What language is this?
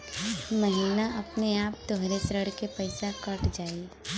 Bhojpuri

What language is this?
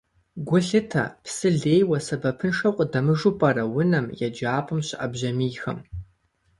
Kabardian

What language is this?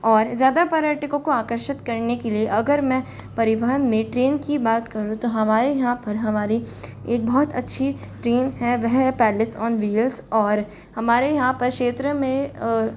Hindi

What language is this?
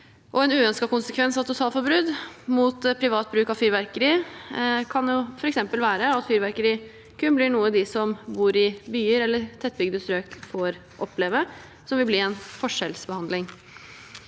Norwegian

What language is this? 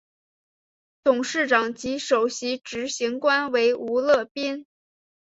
Chinese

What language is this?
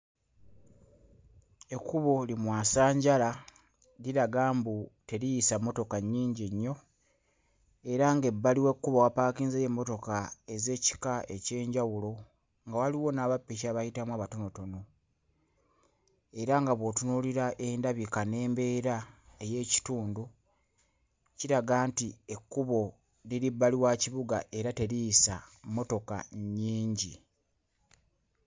Ganda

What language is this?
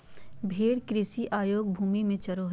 Magahi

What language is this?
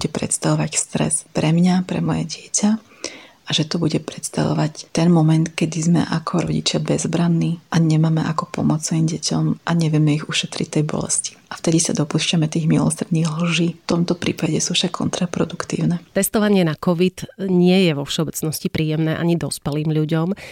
Slovak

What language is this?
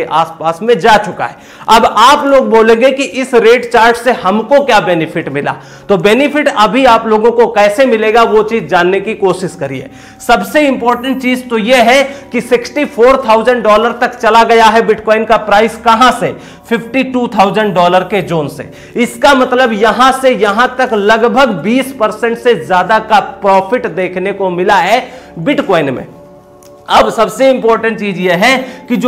Hindi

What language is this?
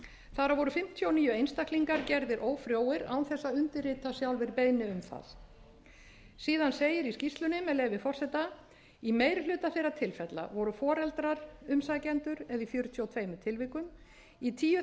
Icelandic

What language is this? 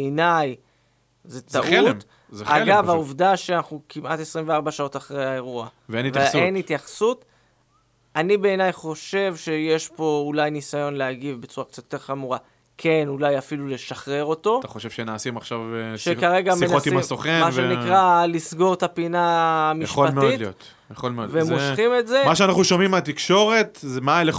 Hebrew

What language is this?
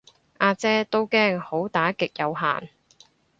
Cantonese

